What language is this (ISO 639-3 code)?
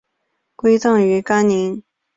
zho